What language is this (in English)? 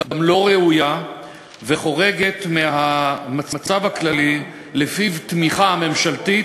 Hebrew